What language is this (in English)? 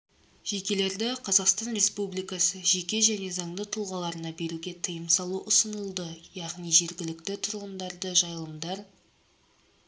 Kazakh